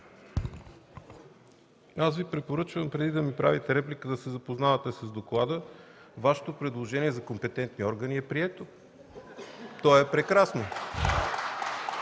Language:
Bulgarian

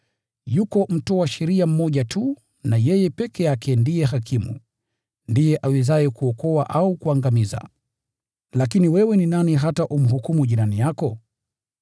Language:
Swahili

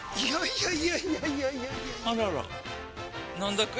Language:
Japanese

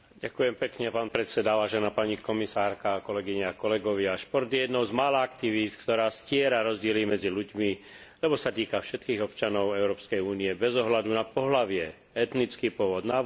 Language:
Slovak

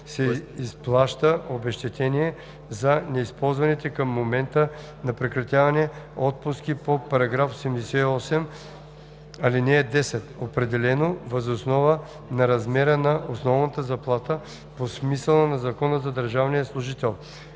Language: Bulgarian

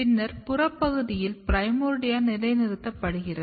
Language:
Tamil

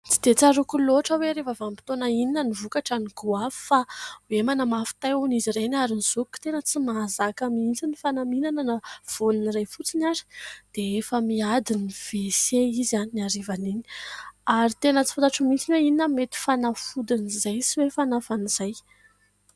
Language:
Malagasy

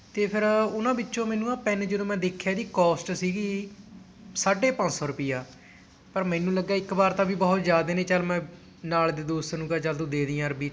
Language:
Punjabi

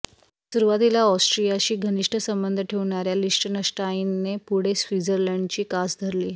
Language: Marathi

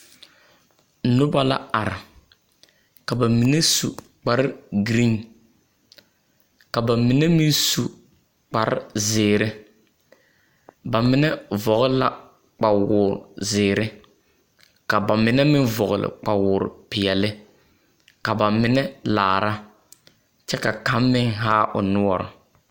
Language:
Southern Dagaare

